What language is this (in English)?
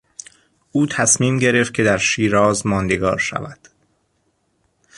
Persian